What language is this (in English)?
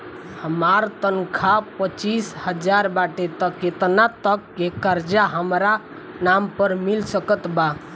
Bhojpuri